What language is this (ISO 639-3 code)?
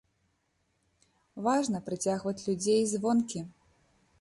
bel